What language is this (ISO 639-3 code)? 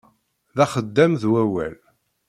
kab